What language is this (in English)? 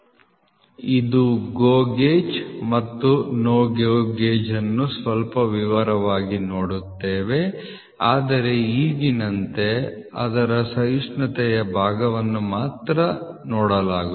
Kannada